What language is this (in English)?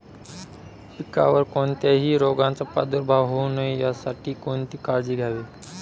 Marathi